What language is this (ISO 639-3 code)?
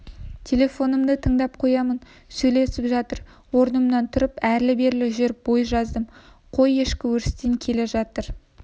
kaz